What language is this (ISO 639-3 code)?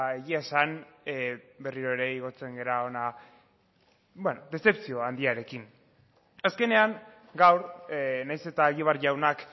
eus